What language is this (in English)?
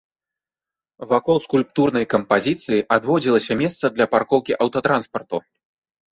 Belarusian